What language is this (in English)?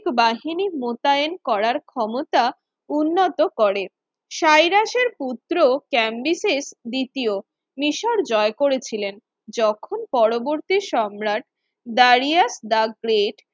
Bangla